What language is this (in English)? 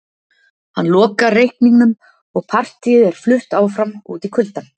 Icelandic